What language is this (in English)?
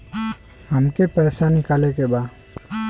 Bhojpuri